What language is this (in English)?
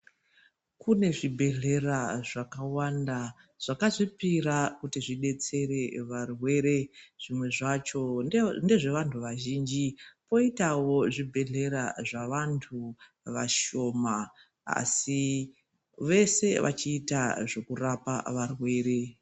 Ndau